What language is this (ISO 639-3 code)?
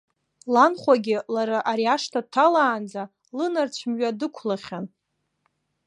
abk